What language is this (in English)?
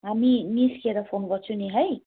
Nepali